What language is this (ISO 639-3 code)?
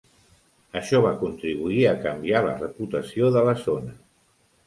cat